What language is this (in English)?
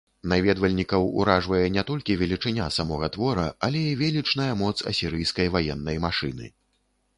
Belarusian